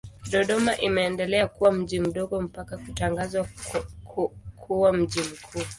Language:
Swahili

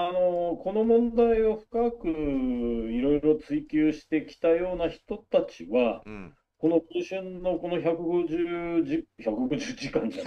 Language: Japanese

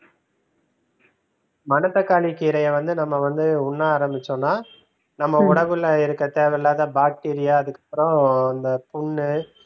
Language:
Tamil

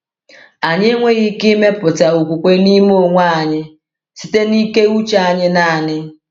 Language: Igbo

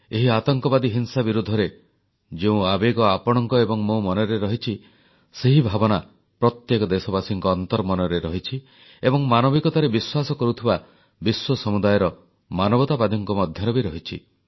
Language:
Odia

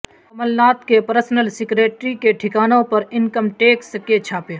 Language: Urdu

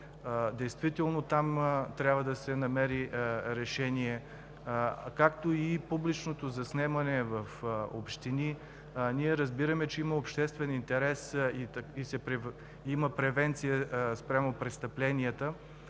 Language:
Bulgarian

